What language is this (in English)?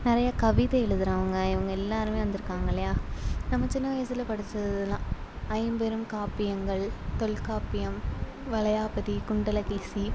Tamil